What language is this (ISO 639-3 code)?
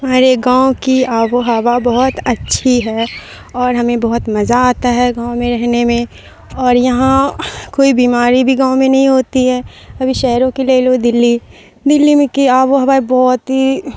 urd